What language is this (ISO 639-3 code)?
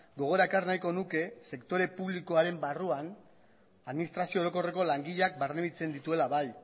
eus